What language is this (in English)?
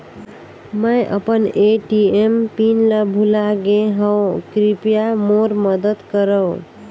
Chhattisgarhi